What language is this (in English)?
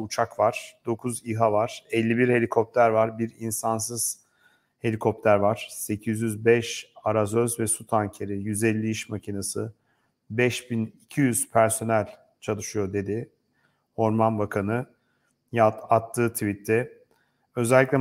Turkish